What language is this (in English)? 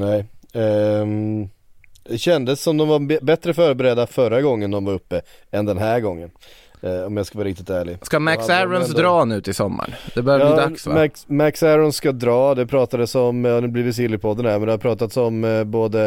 Swedish